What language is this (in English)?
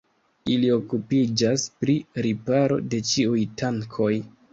Esperanto